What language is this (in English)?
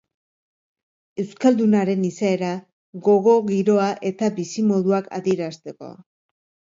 Basque